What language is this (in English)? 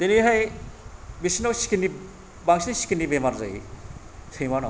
Bodo